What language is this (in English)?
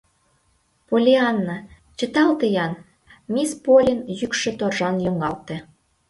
Mari